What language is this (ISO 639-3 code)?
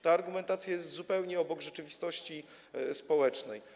pol